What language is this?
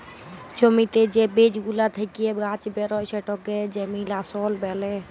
Bangla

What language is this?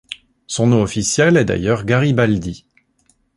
French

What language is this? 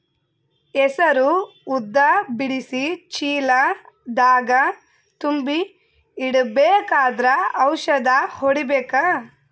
Kannada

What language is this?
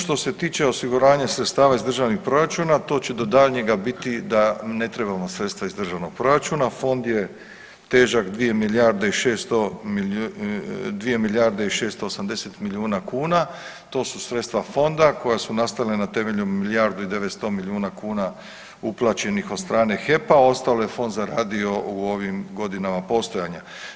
Croatian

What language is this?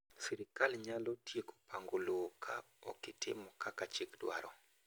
Luo (Kenya and Tanzania)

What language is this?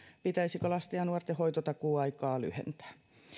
Finnish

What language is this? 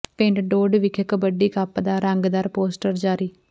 Punjabi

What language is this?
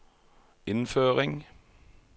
Norwegian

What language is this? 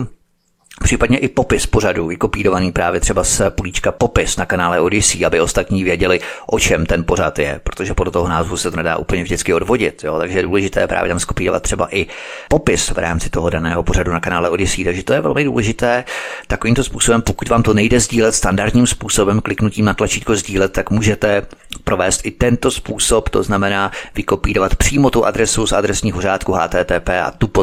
Czech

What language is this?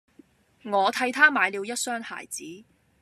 Cantonese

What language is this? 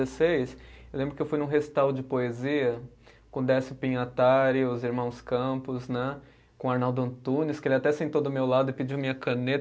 Portuguese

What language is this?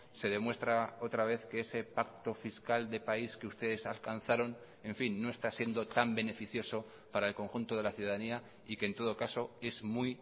Spanish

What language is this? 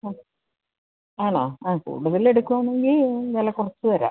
Malayalam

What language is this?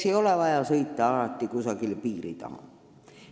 Estonian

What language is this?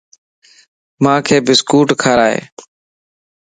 Lasi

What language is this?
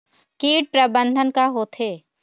Chhattisgarhi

